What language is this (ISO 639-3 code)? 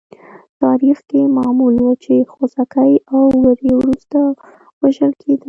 pus